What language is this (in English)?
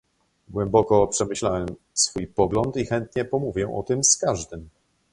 Polish